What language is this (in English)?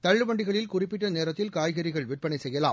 Tamil